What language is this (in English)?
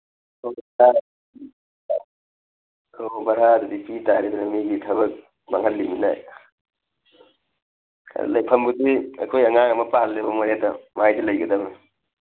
Manipuri